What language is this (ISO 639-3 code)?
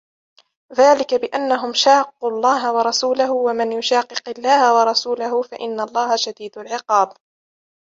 ara